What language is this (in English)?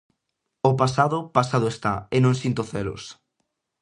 Galician